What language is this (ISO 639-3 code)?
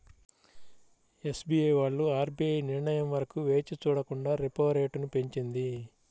tel